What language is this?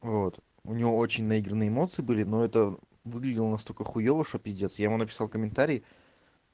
Russian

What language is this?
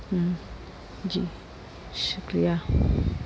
Hindi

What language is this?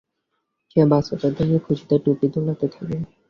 Bangla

